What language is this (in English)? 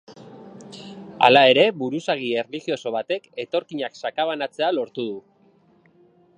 Basque